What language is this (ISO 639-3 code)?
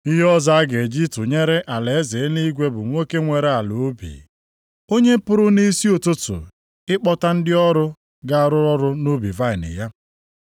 ibo